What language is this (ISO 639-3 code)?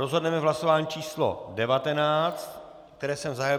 ces